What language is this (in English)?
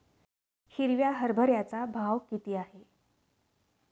Marathi